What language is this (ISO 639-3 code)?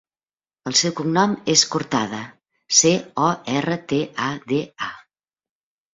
cat